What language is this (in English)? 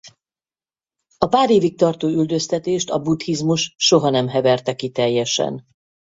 Hungarian